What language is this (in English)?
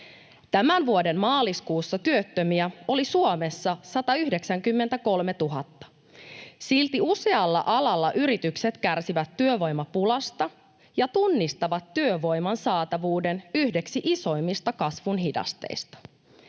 Finnish